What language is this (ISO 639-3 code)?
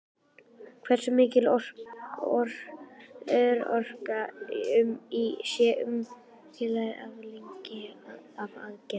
isl